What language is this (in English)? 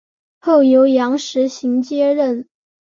Chinese